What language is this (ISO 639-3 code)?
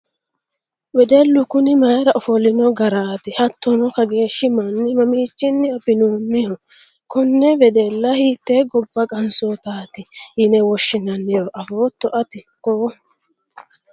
sid